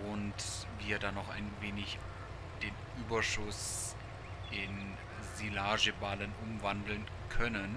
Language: German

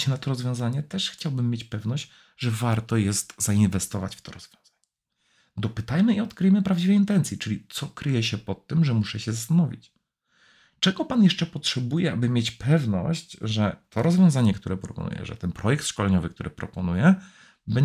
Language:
Polish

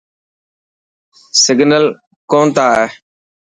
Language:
Dhatki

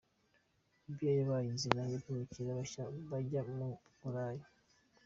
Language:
Kinyarwanda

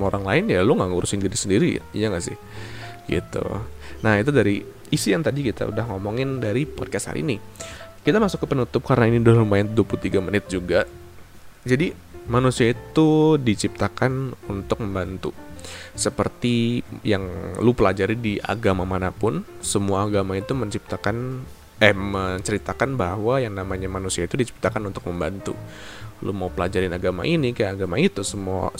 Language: Indonesian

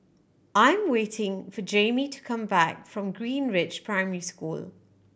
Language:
English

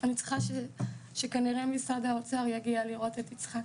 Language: Hebrew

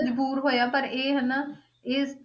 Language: Punjabi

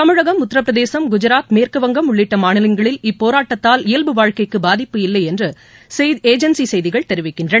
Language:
Tamil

